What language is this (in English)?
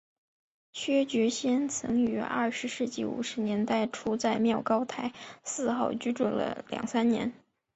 Chinese